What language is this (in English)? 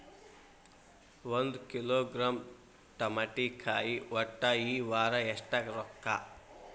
Kannada